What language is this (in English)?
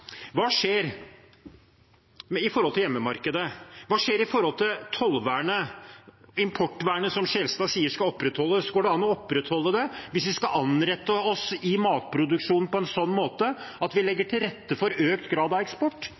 Norwegian Bokmål